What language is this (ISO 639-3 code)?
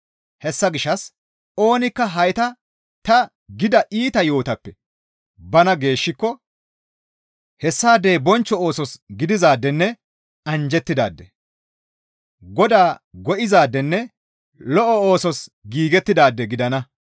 gmv